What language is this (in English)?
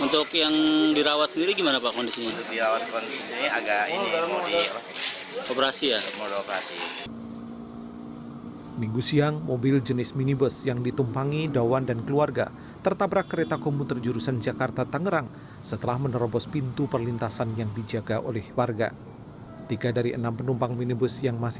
Indonesian